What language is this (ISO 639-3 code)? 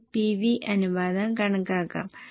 mal